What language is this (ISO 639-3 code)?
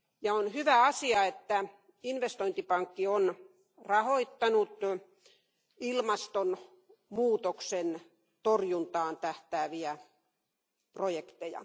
fin